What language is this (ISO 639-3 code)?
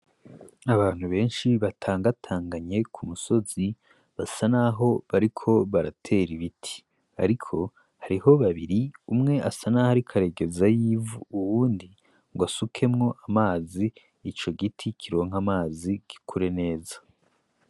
run